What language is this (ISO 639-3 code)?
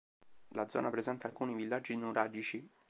ita